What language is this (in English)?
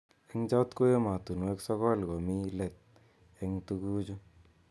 Kalenjin